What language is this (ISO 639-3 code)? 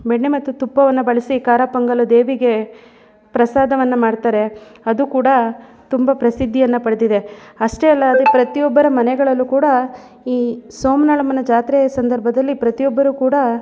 kan